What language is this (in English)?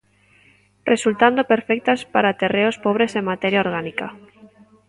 Galician